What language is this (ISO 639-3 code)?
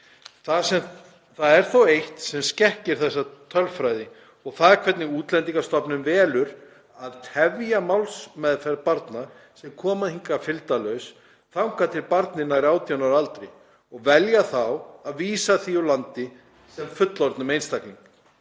isl